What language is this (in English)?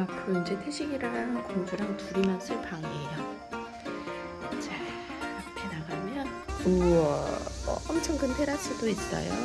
Korean